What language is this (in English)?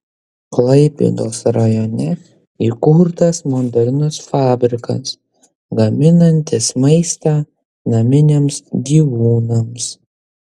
Lithuanian